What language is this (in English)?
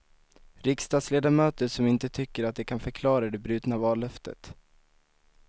Swedish